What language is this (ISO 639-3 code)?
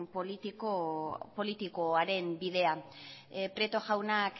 eus